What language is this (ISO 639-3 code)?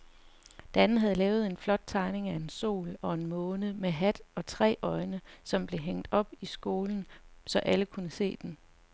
dan